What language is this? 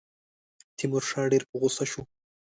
Pashto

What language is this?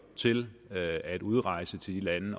Danish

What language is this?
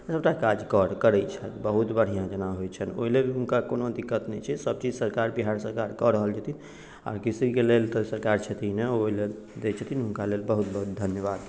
Maithili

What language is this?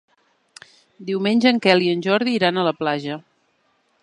Catalan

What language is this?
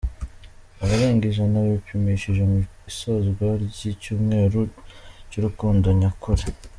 Kinyarwanda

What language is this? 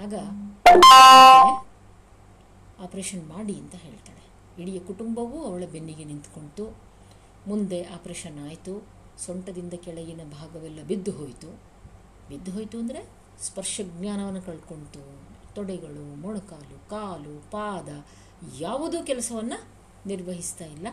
Kannada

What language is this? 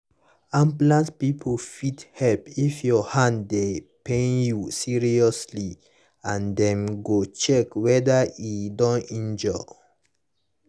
Nigerian Pidgin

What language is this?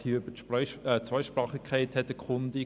Swiss German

